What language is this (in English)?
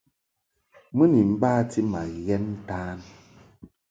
Mungaka